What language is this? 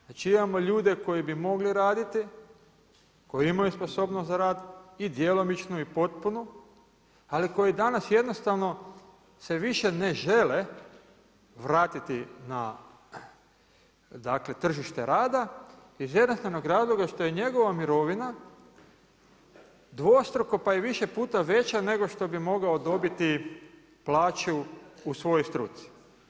Croatian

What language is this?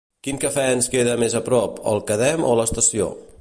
Catalan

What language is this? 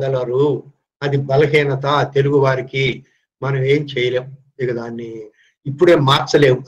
Telugu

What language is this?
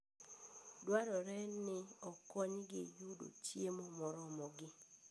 Luo (Kenya and Tanzania)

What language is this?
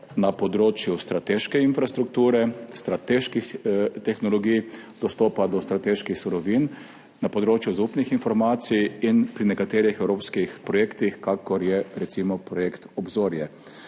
Slovenian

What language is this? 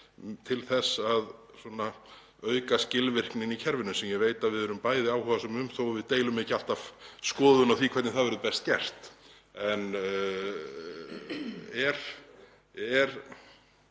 Icelandic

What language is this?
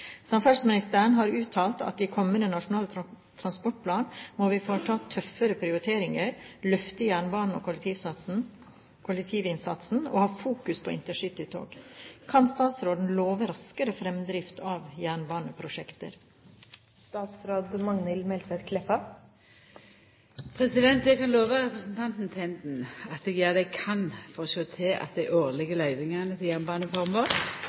Norwegian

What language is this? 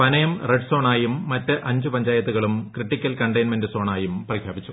Malayalam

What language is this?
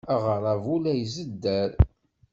Kabyle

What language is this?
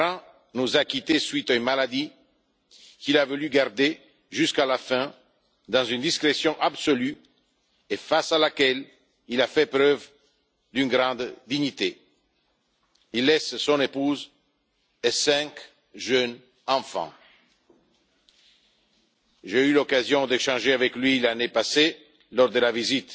French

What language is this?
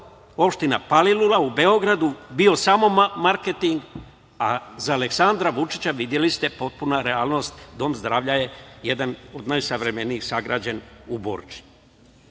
Serbian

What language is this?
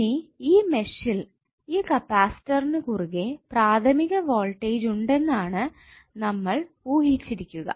Malayalam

